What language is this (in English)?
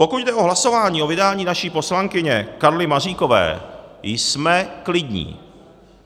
Czech